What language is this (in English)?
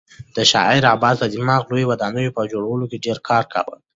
Pashto